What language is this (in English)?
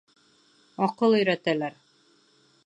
Bashkir